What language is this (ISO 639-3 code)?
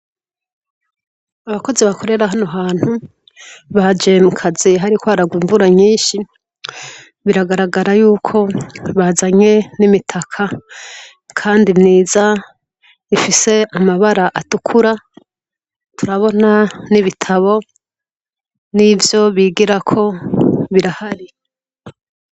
run